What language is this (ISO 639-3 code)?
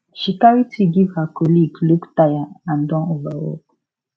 pcm